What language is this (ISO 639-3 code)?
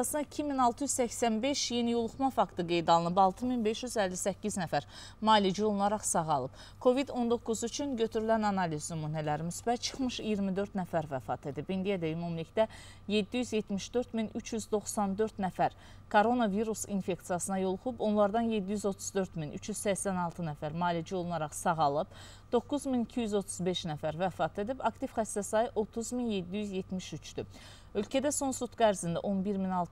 tur